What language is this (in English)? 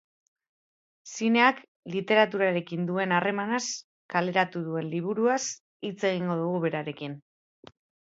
Basque